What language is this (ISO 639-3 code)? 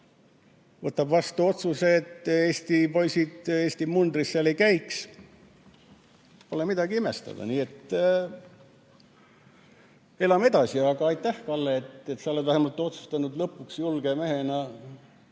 est